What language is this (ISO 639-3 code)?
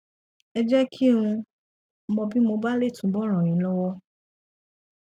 yor